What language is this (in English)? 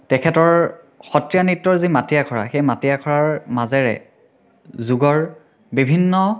Assamese